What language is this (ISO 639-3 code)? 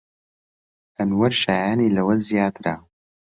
ckb